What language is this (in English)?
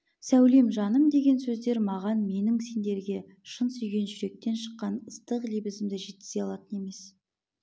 Kazakh